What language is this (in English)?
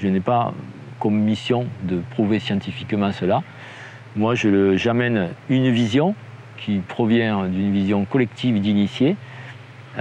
French